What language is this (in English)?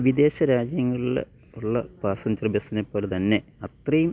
Malayalam